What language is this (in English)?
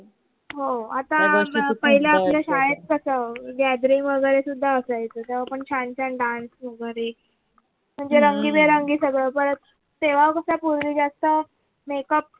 Marathi